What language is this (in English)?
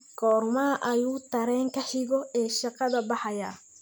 Somali